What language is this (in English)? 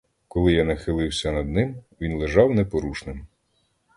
Ukrainian